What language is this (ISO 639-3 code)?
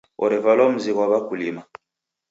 dav